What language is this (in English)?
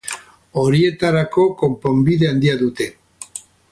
Basque